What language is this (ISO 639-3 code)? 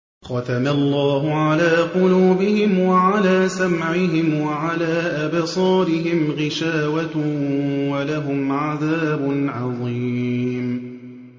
ara